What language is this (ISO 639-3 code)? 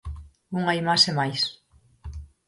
glg